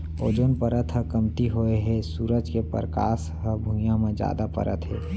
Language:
Chhattisgarhi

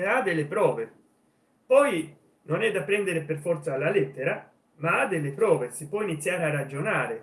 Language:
Italian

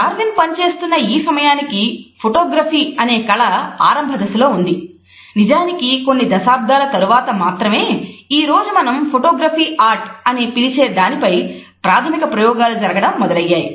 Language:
Telugu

